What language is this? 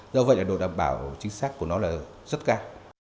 Vietnamese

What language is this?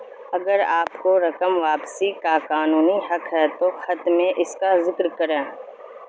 Urdu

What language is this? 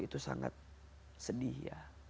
Indonesian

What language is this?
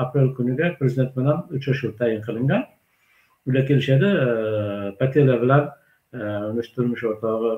Turkish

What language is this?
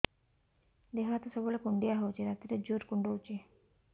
Odia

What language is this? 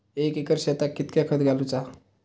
Marathi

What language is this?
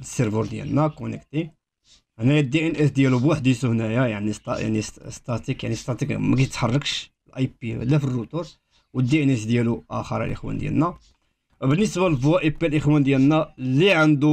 Arabic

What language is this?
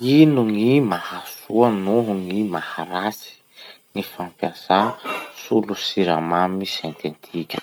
Masikoro Malagasy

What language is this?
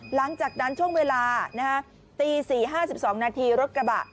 Thai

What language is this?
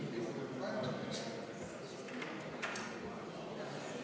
Estonian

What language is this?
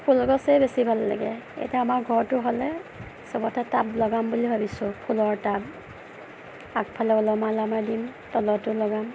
Assamese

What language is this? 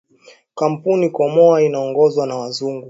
Swahili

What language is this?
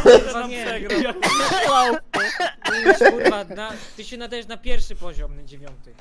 Polish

